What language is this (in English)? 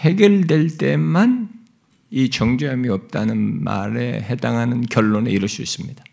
Korean